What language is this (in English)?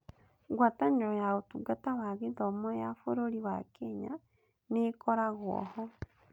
Kikuyu